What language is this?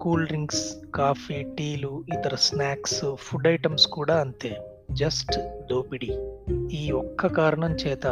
Telugu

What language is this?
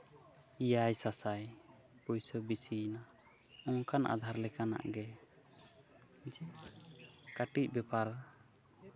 Santali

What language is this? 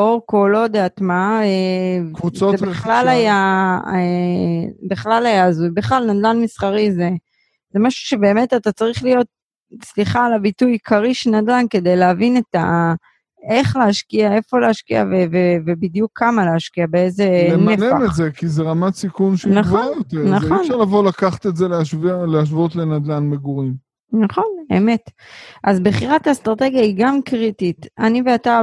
Hebrew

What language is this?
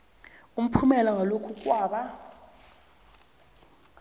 South Ndebele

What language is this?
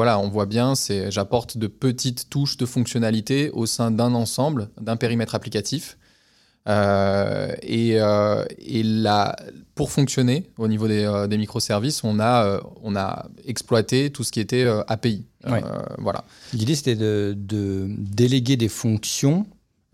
French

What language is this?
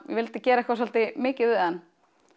Icelandic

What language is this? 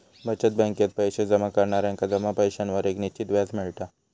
Marathi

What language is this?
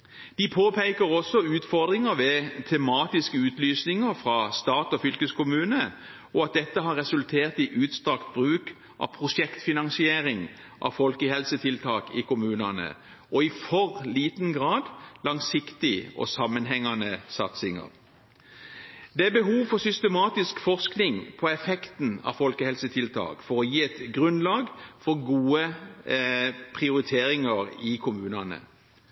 Norwegian Bokmål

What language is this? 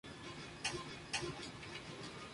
Spanish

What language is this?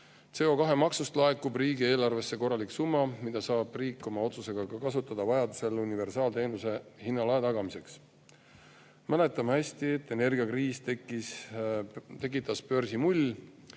Estonian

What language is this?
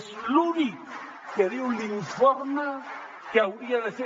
Catalan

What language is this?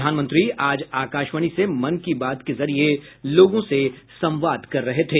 Hindi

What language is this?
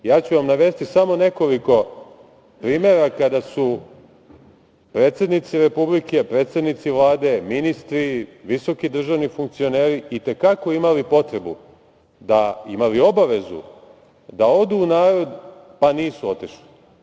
Serbian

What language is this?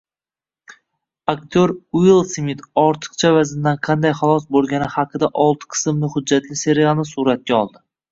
Uzbek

